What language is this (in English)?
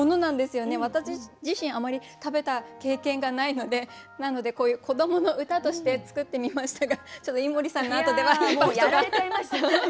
Japanese